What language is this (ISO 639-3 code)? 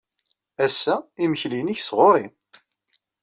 kab